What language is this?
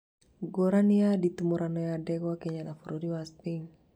Kikuyu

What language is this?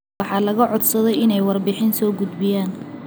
Somali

